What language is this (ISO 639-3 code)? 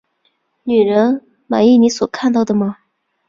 zho